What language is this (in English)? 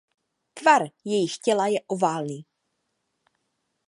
Czech